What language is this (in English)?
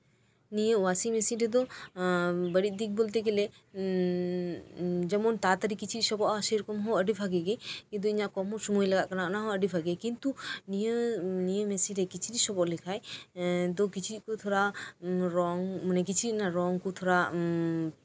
Santali